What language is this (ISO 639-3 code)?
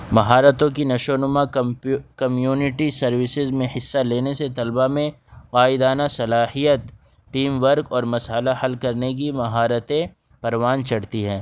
urd